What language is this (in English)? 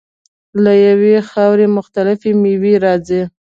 Pashto